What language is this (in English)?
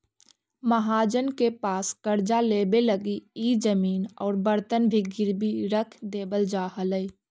Magahi